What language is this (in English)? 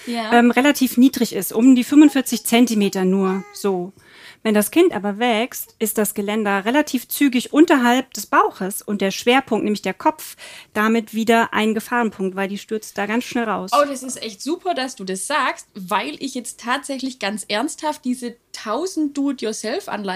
German